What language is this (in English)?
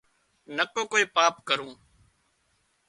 Wadiyara Koli